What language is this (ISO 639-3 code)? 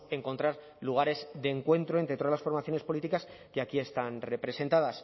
spa